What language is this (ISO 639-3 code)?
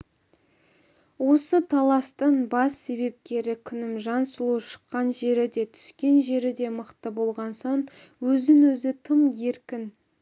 kaz